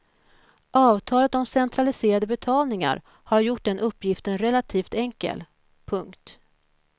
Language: Swedish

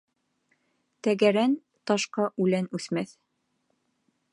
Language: Bashkir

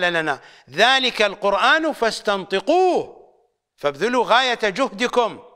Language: Arabic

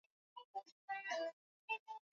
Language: Swahili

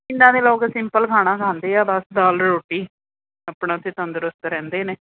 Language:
Punjabi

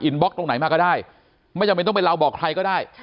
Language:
Thai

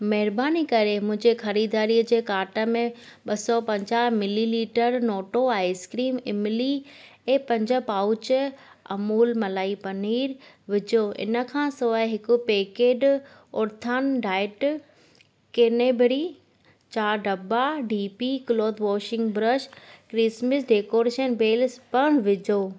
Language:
Sindhi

